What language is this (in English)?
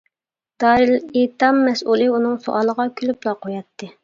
Uyghur